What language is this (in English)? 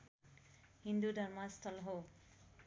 Nepali